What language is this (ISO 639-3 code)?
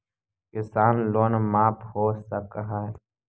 mag